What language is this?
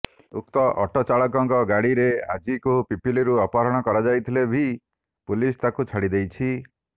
Odia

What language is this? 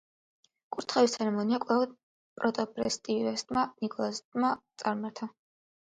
Georgian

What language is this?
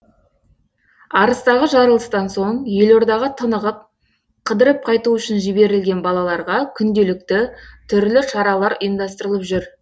Kazakh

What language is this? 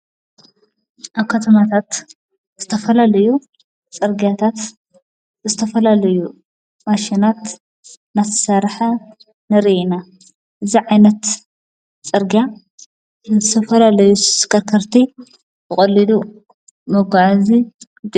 Tigrinya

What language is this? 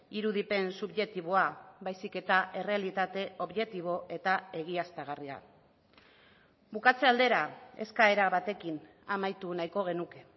Basque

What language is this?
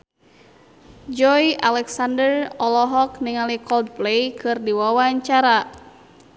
Sundanese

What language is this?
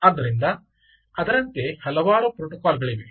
Kannada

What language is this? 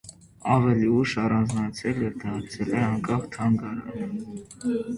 Armenian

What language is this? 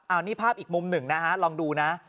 Thai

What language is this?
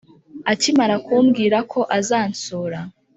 Kinyarwanda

